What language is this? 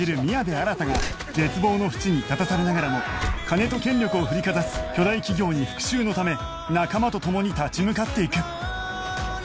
Japanese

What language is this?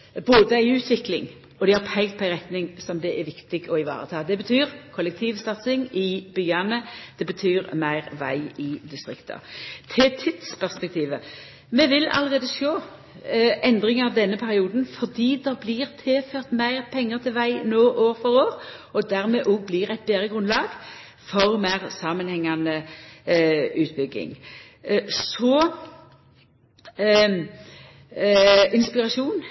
Norwegian Nynorsk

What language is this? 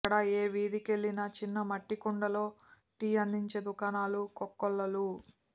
Telugu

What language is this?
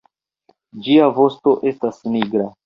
Esperanto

